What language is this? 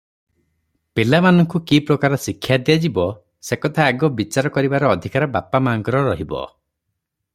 Odia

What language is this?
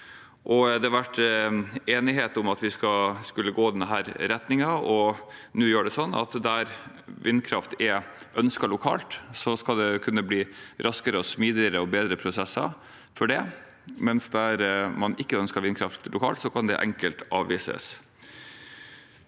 Norwegian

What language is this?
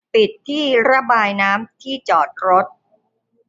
Thai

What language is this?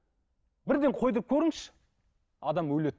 Kazakh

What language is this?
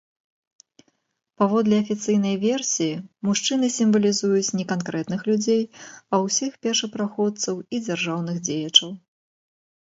Belarusian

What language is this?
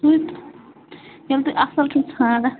Kashmiri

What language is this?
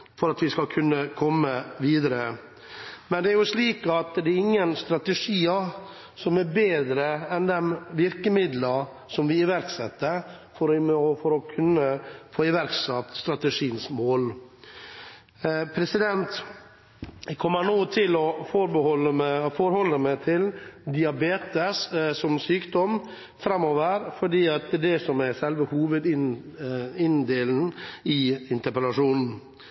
Norwegian Bokmål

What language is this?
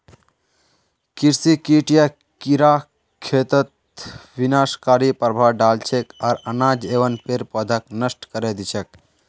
Magahi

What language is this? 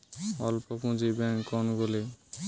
Bangla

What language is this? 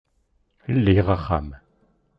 Kabyle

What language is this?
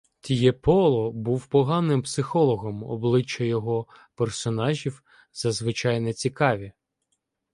Ukrainian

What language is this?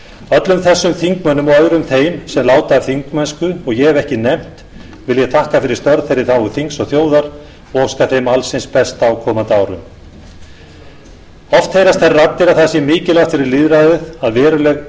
Icelandic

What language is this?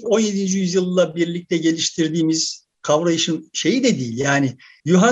Turkish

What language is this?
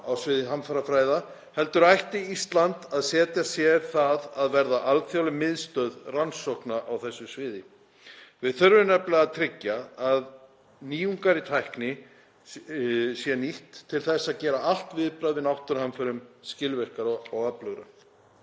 Icelandic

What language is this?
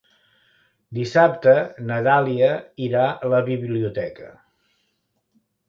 Catalan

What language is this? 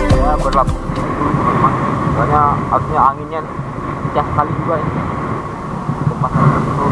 Indonesian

